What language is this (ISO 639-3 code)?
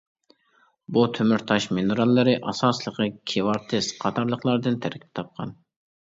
uig